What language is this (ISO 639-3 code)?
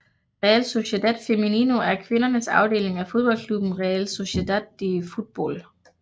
dan